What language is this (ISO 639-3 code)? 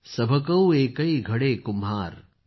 mar